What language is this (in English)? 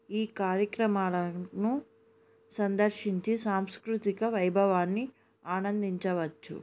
Telugu